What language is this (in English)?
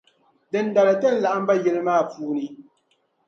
Dagbani